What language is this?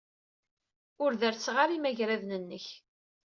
Kabyle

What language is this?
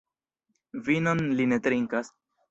Esperanto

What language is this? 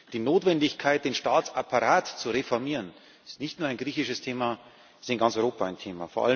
German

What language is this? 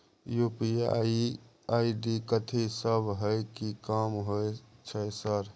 Maithili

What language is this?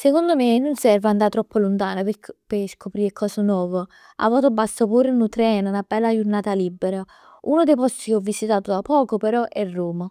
Neapolitan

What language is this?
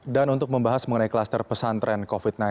Indonesian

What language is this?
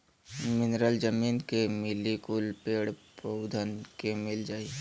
Bhojpuri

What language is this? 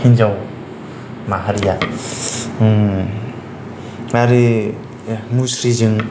Bodo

